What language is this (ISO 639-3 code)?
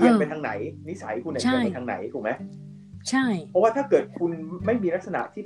tha